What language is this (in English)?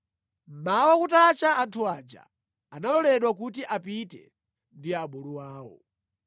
Nyanja